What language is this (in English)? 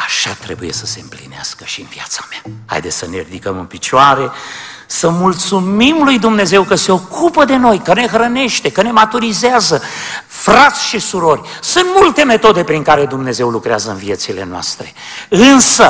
Romanian